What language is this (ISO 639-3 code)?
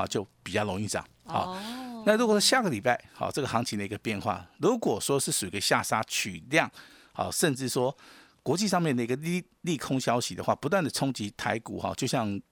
zho